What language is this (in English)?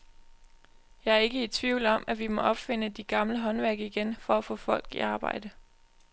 Danish